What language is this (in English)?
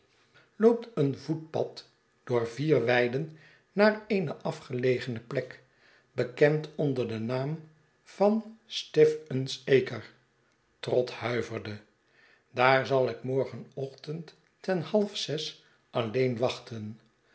Dutch